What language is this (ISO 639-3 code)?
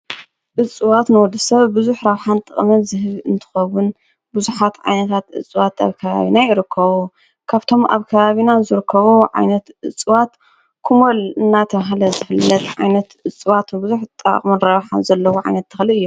tir